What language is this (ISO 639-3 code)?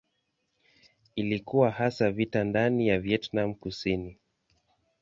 swa